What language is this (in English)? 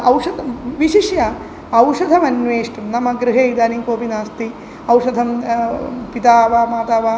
Sanskrit